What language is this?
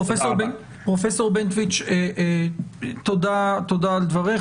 Hebrew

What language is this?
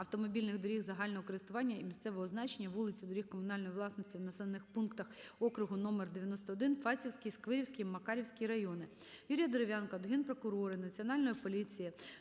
Ukrainian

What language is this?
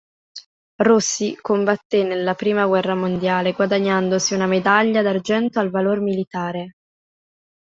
Italian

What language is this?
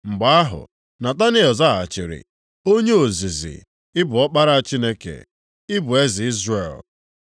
Igbo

